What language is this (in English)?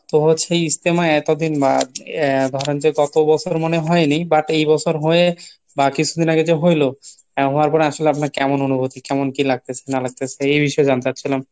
Bangla